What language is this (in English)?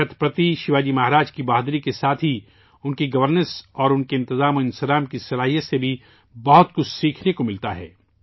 Urdu